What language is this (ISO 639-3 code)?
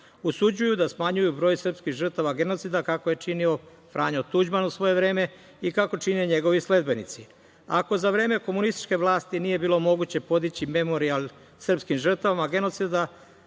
srp